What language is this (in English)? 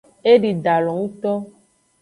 Aja (Benin)